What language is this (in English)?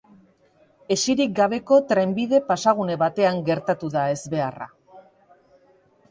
Basque